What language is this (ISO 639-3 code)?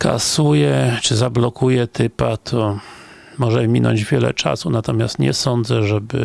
pol